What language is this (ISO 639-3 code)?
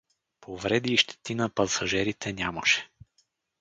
bul